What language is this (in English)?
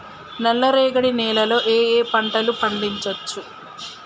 Telugu